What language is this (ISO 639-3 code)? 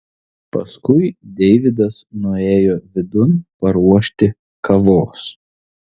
lit